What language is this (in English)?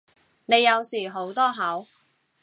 Cantonese